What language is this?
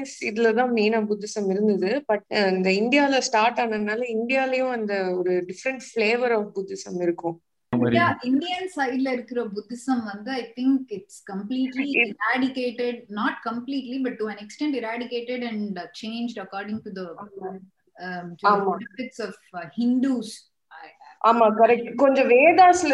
Tamil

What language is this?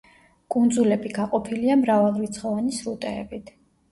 Georgian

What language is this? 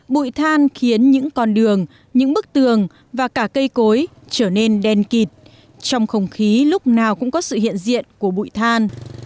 Vietnamese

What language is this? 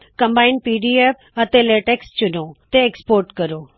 Punjabi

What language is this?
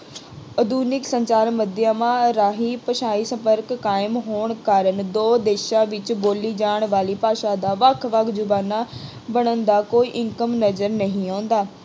Punjabi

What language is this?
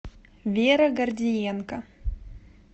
Russian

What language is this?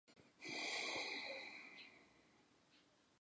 Chinese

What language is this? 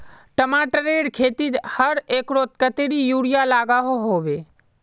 Magahi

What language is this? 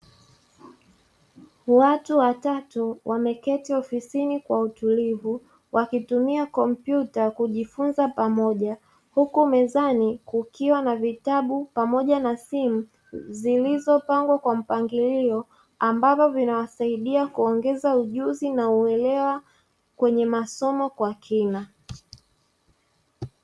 Swahili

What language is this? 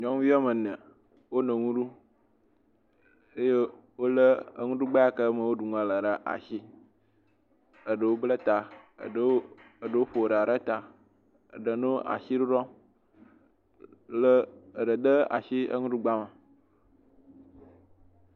Ewe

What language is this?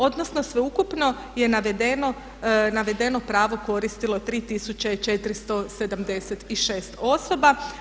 Croatian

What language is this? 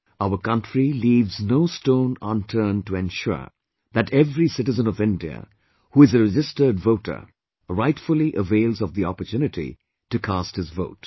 English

